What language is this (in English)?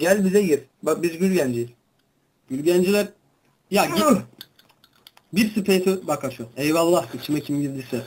Turkish